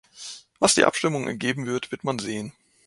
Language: German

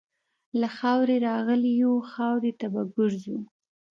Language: Pashto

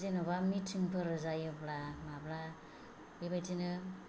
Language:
Bodo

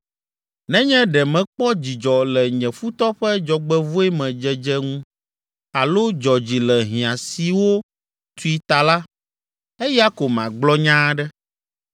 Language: Ewe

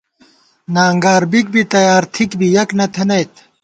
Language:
Gawar-Bati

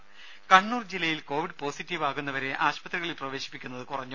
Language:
Malayalam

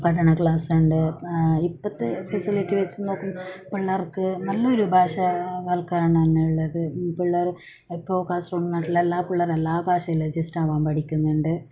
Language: Malayalam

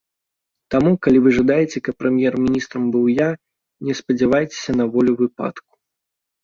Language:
Belarusian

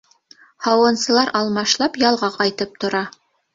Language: Bashkir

